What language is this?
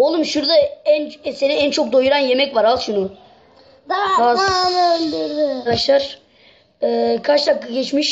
Turkish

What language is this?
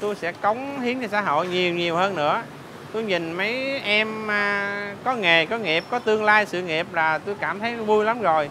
Vietnamese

